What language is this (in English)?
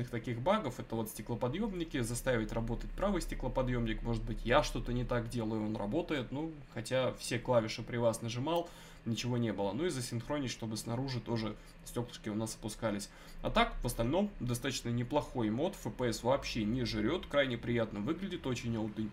Russian